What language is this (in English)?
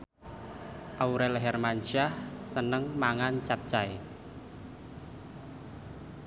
Javanese